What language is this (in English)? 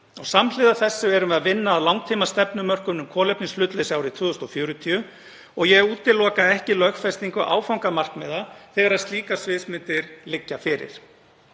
Icelandic